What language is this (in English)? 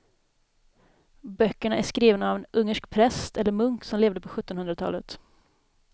Swedish